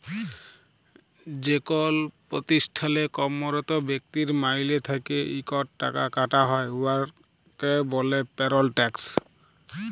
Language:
Bangla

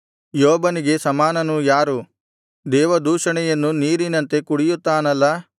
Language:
Kannada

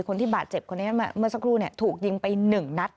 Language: Thai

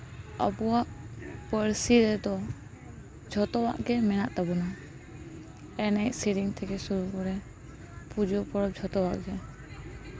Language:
Santali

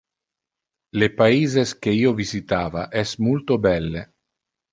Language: Interlingua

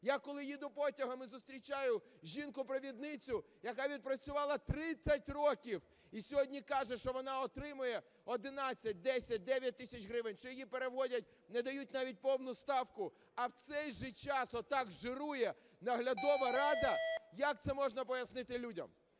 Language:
Ukrainian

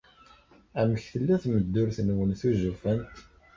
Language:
Kabyle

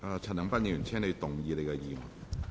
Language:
Cantonese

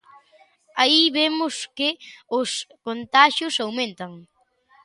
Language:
Galician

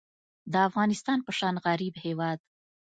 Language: Pashto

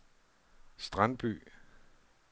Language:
Danish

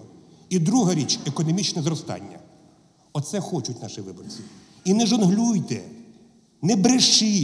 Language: Ukrainian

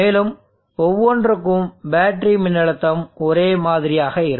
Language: Tamil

